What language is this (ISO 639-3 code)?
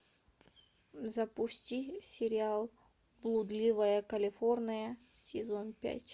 rus